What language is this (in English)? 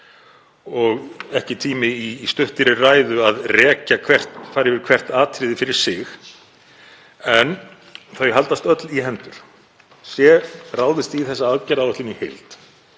Icelandic